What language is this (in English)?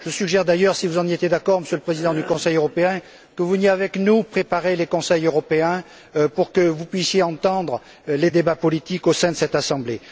French